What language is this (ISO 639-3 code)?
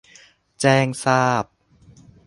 tha